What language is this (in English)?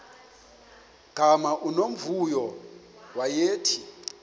Xhosa